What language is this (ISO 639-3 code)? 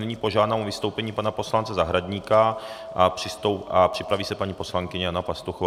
ces